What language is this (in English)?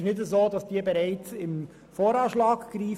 Swiss German